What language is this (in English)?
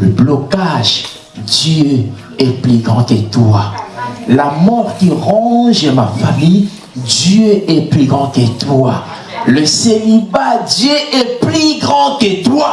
French